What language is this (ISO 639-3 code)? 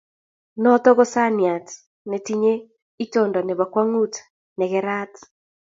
kln